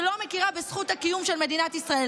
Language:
Hebrew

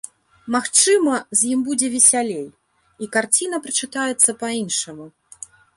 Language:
Belarusian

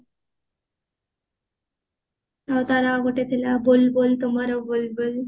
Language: Odia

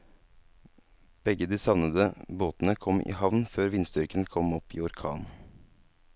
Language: Norwegian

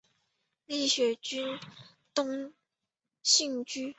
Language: Chinese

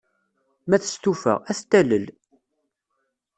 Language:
Kabyle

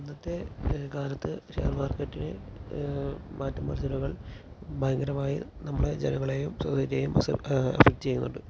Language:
Malayalam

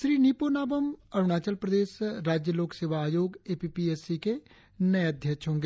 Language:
Hindi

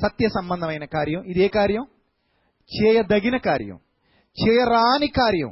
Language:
Telugu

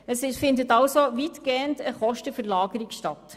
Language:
Swiss German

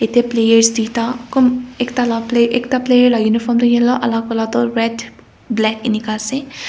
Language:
Naga Pidgin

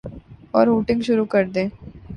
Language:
Urdu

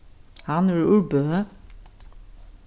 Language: Faroese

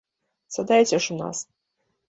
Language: Belarusian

